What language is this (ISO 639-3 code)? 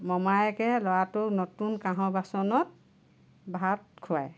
asm